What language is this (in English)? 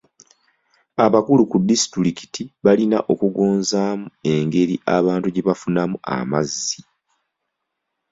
Ganda